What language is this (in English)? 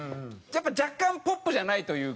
Japanese